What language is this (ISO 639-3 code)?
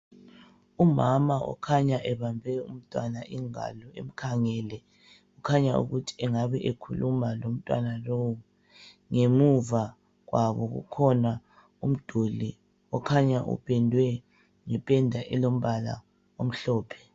nde